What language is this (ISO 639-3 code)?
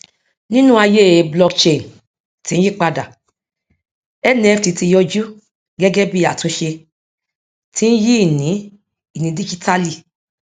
yor